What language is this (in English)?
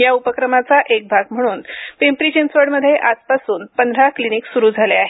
Marathi